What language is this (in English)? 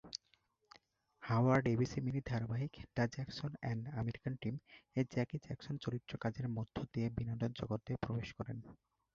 Bangla